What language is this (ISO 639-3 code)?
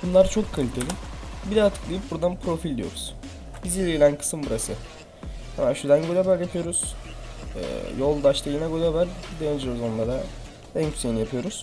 tur